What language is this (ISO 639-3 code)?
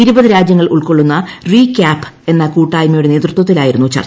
mal